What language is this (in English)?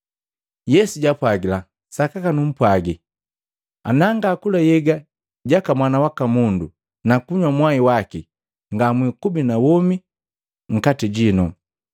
Matengo